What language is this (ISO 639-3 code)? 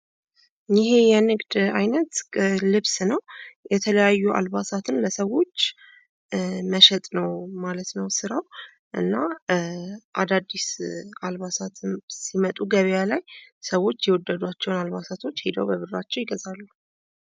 amh